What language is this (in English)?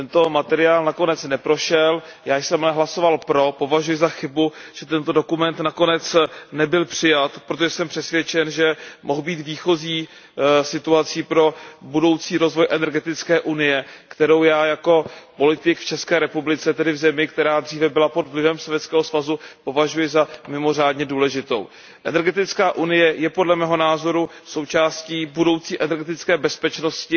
Czech